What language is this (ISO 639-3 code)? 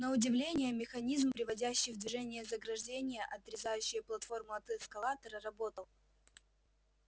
rus